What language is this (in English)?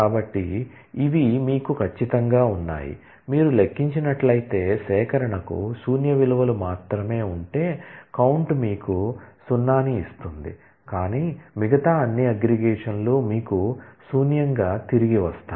Telugu